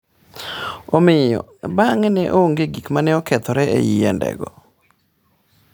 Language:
Luo (Kenya and Tanzania)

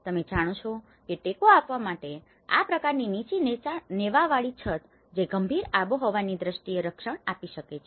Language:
Gujarati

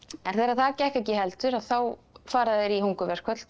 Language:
Icelandic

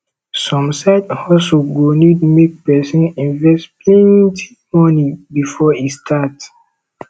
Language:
Nigerian Pidgin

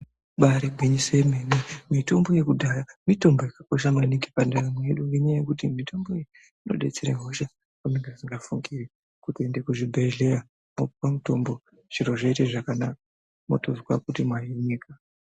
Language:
Ndau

